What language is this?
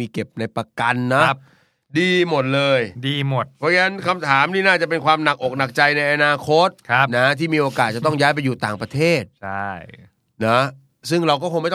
Thai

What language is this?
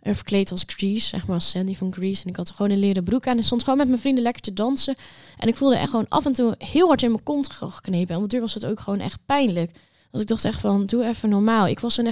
Dutch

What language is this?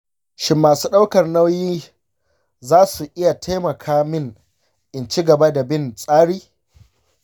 Hausa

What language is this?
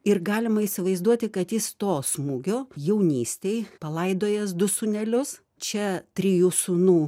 Lithuanian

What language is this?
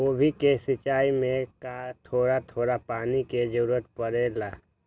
Magahi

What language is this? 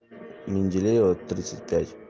Russian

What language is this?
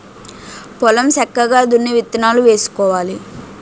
Telugu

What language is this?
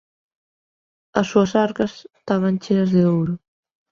Galician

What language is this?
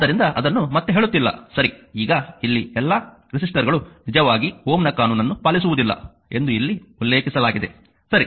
Kannada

